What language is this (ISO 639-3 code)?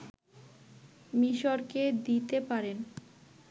ben